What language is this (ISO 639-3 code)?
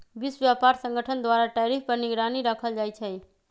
mag